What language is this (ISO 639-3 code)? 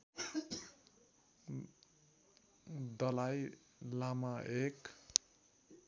nep